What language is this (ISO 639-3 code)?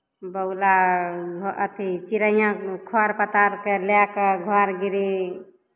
mai